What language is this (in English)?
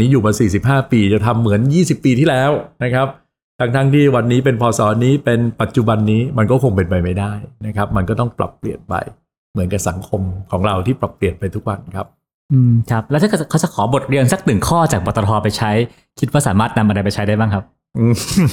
Thai